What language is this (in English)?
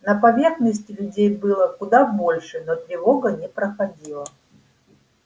Russian